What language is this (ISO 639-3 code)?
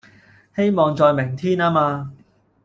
yue